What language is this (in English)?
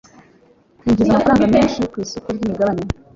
Kinyarwanda